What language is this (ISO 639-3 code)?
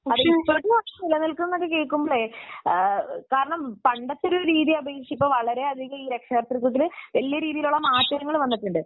mal